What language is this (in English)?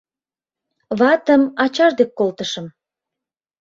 Mari